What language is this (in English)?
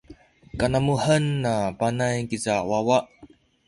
Sakizaya